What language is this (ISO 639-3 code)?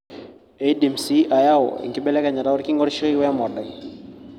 mas